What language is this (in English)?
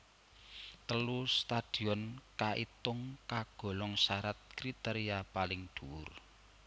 Javanese